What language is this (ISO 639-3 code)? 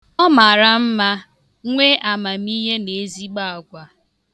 ibo